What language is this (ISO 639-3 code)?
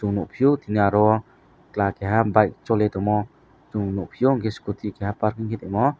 trp